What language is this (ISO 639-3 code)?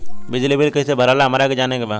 bho